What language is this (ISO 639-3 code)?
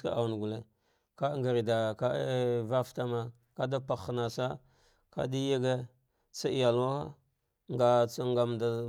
dgh